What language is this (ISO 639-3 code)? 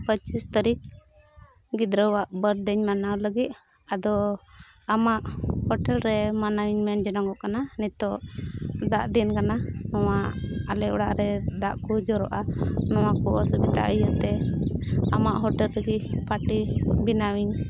sat